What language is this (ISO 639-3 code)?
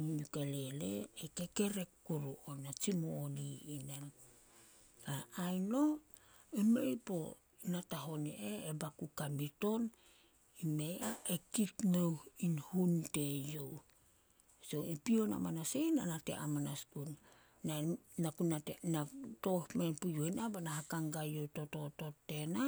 sol